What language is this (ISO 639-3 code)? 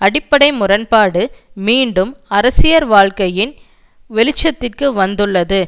tam